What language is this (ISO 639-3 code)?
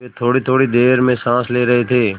hin